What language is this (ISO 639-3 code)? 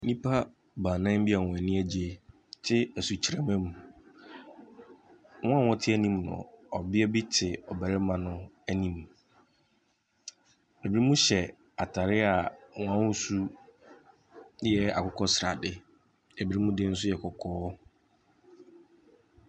aka